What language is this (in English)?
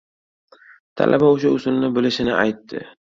Uzbek